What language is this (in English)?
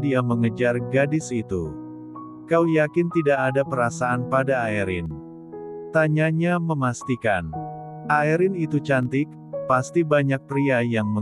Indonesian